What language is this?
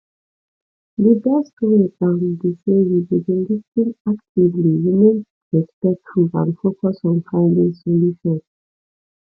Nigerian Pidgin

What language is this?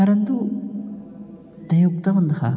Sanskrit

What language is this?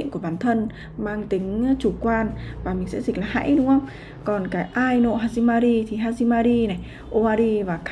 Vietnamese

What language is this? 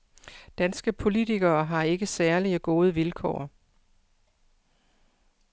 Danish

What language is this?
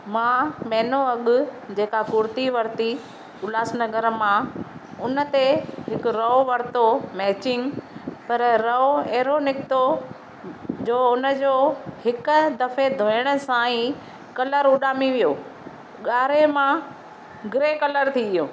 Sindhi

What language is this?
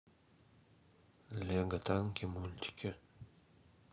Russian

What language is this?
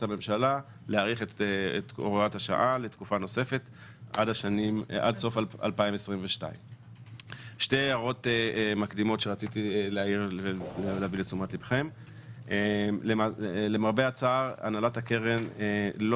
Hebrew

